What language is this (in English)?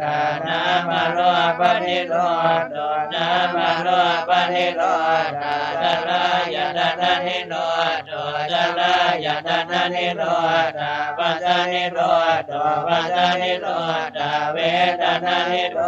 Thai